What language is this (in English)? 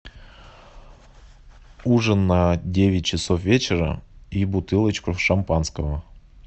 Russian